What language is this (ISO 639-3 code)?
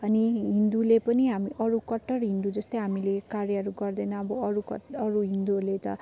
nep